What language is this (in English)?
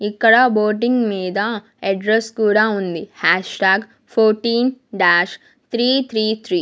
Telugu